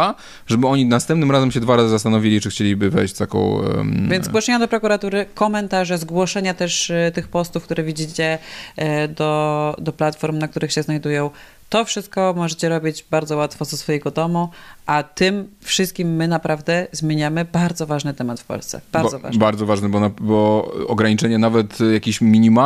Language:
Polish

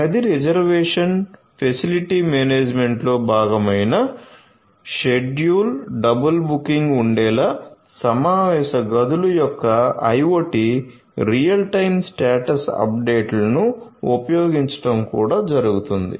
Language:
Telugu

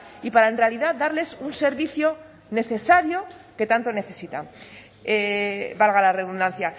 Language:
Spanish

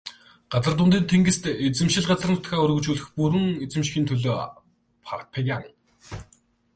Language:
Mongolian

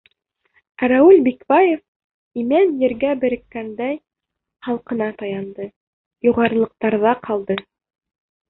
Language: Bashkir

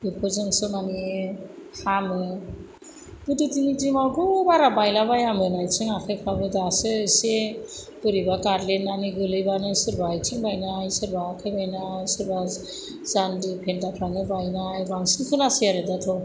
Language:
Bodo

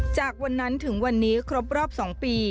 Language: Thai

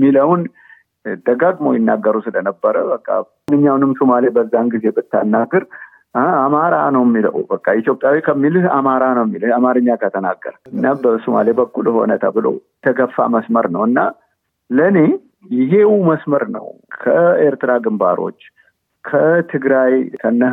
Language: Amharic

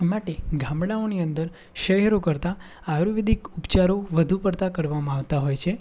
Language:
Gujarati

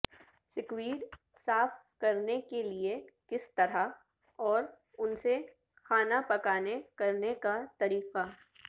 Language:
Urdu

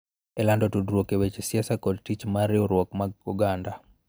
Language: Luo (Kenya and Tanzania)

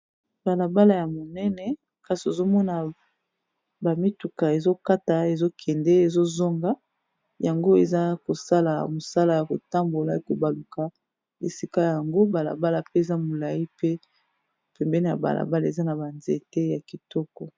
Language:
Lingala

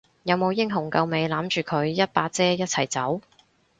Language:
Cantonese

